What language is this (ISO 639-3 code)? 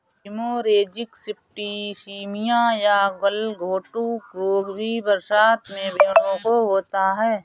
hin